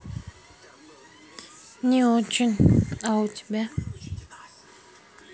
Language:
Russian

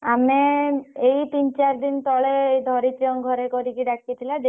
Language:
Odia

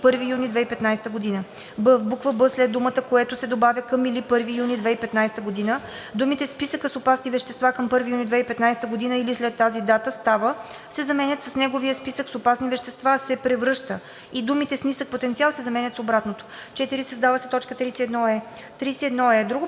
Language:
Bulgarian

